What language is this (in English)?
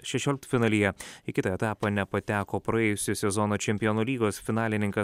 Lithuanian